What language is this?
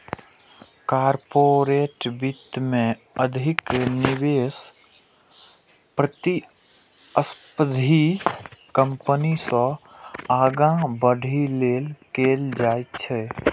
Maithili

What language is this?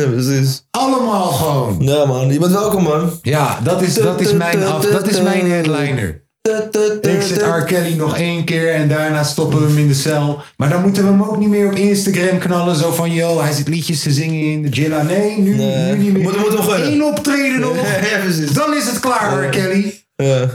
Dutch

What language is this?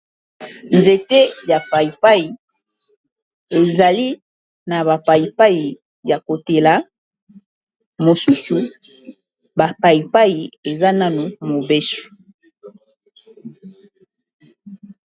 Lingala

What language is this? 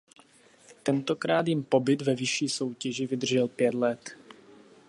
Czech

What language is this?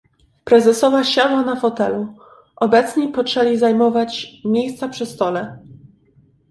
Polish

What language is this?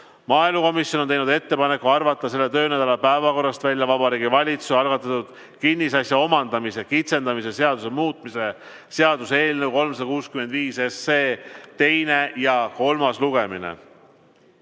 Estonian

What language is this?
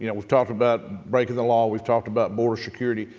English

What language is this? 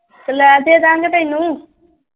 Punjabi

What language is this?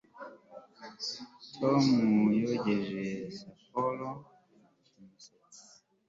Kinyarwanda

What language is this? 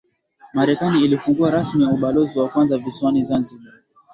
Swahili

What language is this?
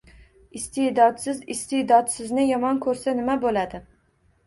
Uzbek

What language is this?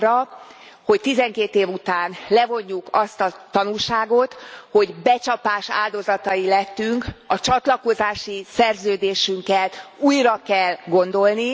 Hungarian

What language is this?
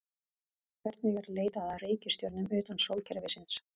Icelandic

